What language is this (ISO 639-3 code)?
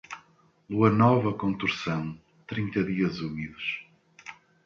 por